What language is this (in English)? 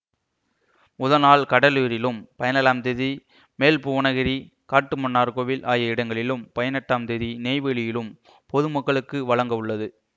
Tamil